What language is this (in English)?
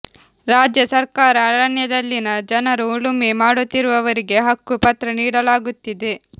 Kannada